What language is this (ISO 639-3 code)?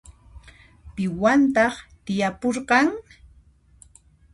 qxp